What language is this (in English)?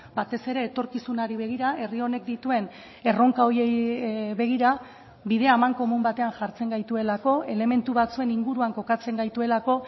Basque